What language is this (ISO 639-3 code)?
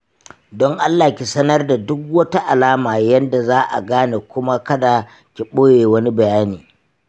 hau